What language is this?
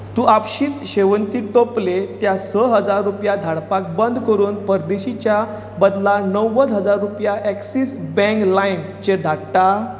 Konkani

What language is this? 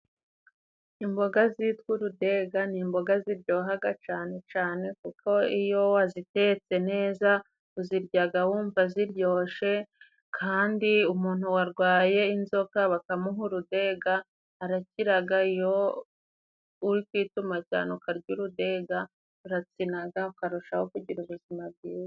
Kinyarwanda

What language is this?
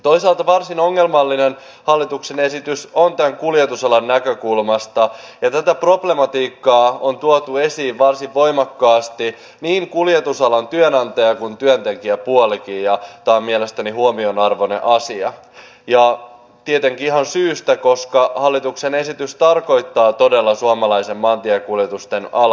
Finnish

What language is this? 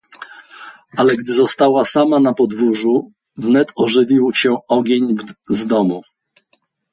Polish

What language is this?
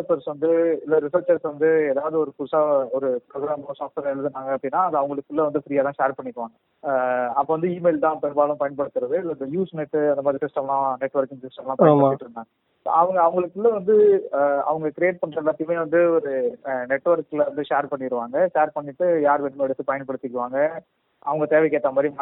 Tamil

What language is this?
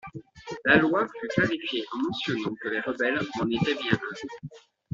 French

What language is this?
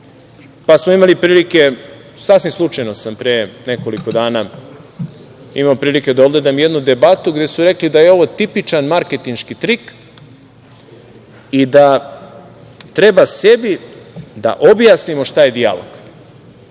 Serbian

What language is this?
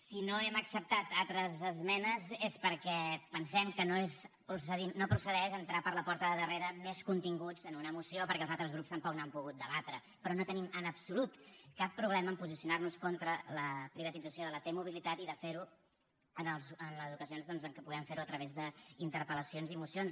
Catalan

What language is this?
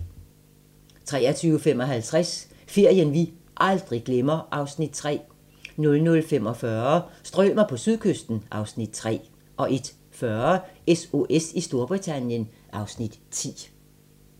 Danish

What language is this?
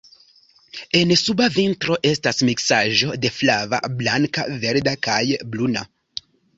Esperanto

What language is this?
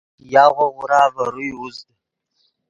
Yidgha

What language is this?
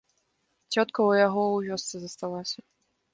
Belarusian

